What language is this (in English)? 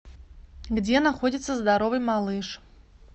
Russian